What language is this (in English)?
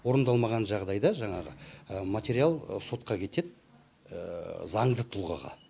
Kazakh